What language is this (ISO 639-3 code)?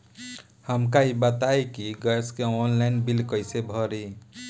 bho